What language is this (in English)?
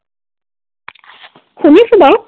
Assamese